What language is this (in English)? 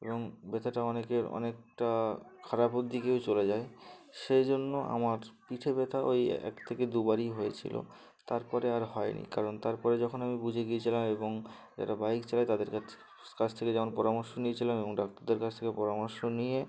Bangla